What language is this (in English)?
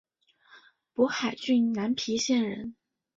Chinese